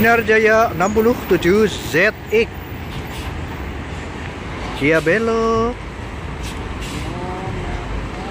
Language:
Indonesian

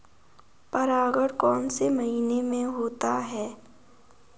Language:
Hindi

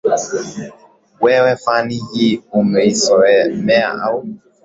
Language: Swahili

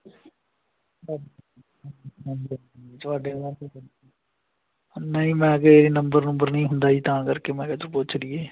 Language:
Punjabi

